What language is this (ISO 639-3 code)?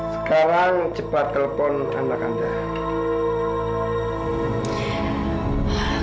ind